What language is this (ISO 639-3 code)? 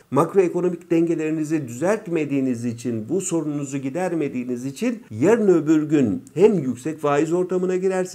tur